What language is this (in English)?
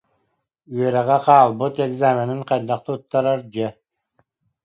Yakut